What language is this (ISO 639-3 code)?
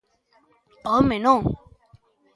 glg